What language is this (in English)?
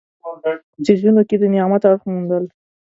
Pashto